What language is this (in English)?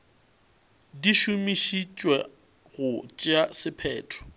Northern Sotho